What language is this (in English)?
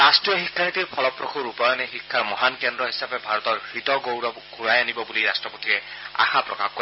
Assamese